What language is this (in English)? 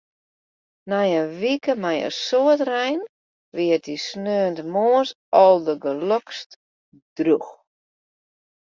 Western Frisian